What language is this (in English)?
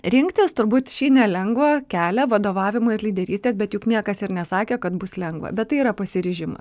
Lithuanian